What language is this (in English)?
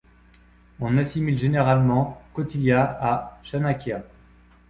French